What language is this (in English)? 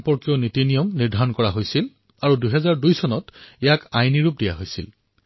Assamese